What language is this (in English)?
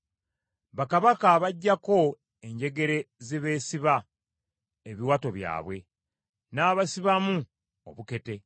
Ganda